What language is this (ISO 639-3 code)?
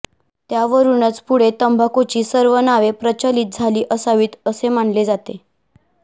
mar